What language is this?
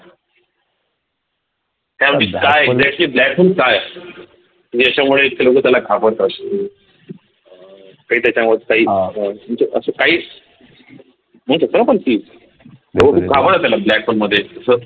Marathi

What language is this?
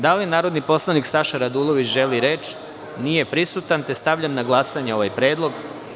Serbian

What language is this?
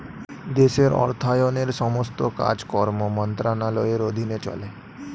Bangla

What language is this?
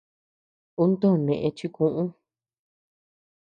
Tepeuxila Cuicatec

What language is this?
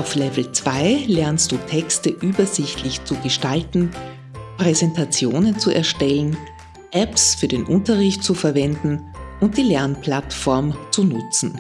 German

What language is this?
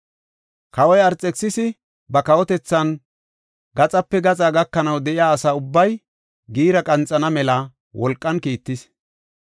Gofa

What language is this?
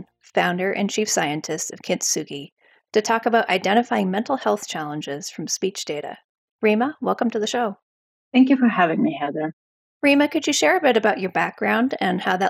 English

